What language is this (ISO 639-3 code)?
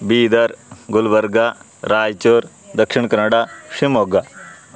san